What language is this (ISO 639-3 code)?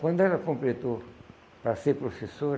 por